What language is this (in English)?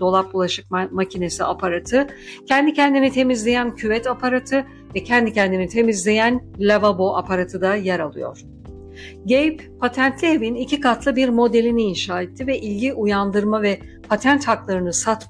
Turkish